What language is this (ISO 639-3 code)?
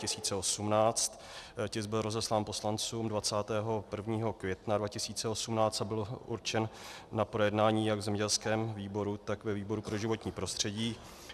ces